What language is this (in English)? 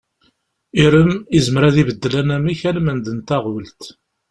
Kabyle